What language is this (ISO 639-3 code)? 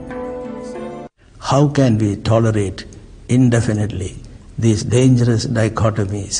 hin